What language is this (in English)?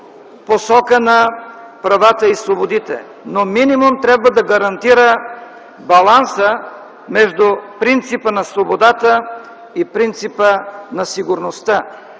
Bulgarian